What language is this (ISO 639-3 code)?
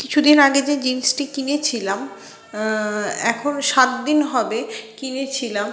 ben